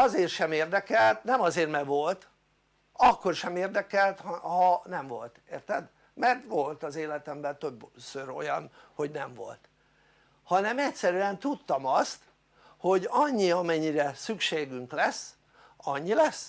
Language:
Hungarian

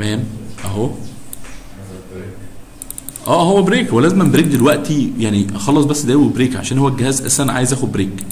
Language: Arabic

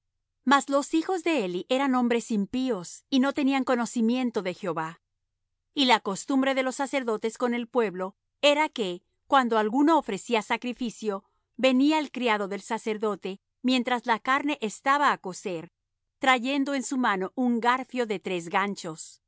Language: Spanish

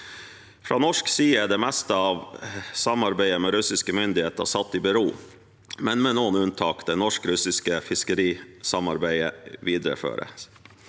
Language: Norwegian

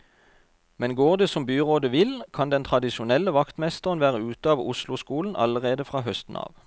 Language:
Norwegian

